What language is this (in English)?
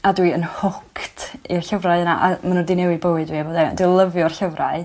Welsh